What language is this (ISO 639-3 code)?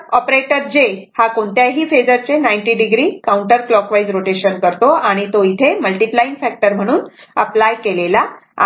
mar